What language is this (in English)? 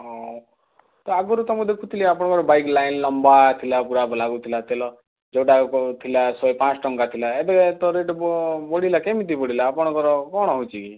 Odia